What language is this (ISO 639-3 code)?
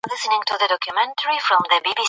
pus